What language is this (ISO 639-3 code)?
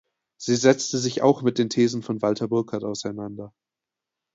deu